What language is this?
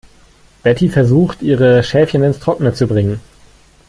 German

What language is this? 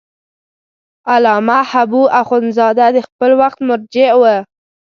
Pashto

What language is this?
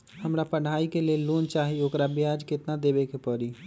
Magahi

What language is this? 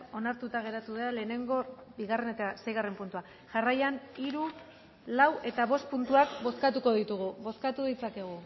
Basque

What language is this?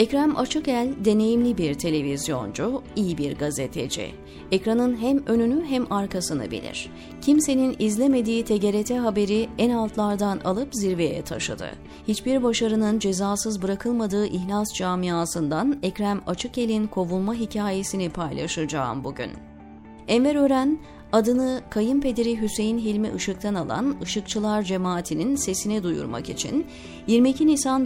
Turkish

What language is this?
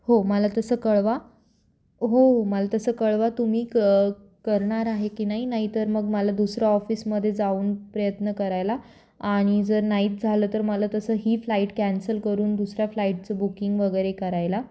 Marathi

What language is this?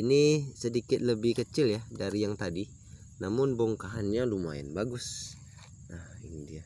Indonesian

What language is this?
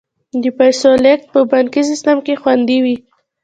Pashto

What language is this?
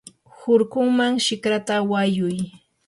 Yanahuanca Pasco Quechua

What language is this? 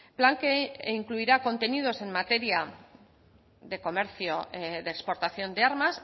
Spanish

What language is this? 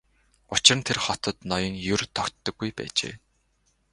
Mongolian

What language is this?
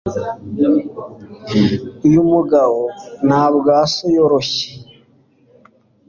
Kinyarwanda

